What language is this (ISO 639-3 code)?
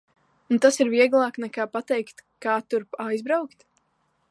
lav